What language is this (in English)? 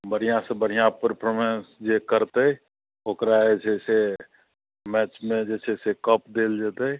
Maithili